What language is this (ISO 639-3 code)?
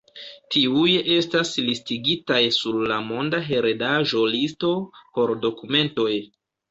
epo